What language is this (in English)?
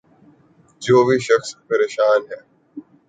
Urdu